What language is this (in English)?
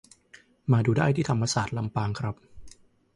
Thai